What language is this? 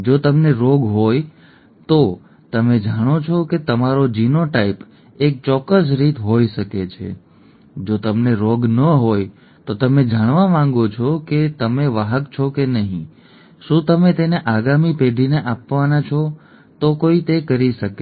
Gujarati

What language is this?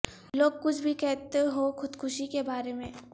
Urdu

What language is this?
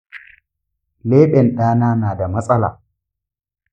Hausa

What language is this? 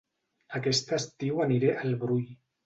Catalan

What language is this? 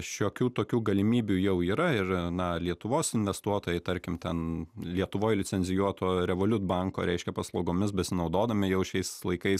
Lithuanian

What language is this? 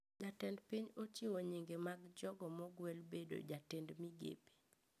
Luo (Kenya and Tanzania)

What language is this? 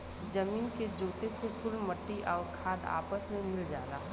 Bhojpuri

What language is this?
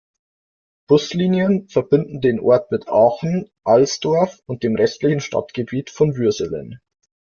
German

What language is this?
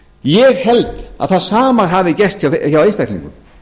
Icelandic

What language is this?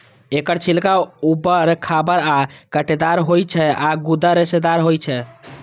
Maithili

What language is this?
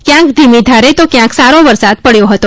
Gujarati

